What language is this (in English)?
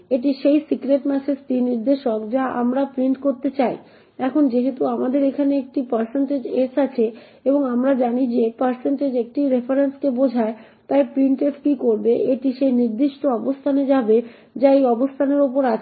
Bangla